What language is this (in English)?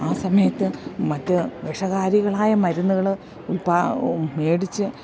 Malayalam